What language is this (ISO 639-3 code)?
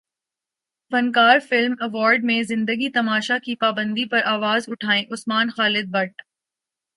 urd